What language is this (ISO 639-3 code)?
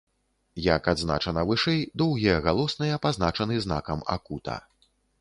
bel